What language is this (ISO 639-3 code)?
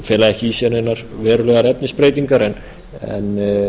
isl